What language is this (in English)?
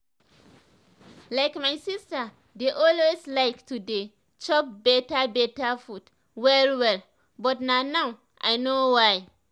Nigerian Pidgin